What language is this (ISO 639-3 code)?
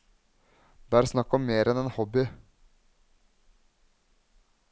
nor